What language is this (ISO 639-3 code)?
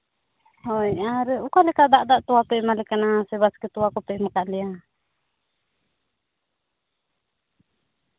sat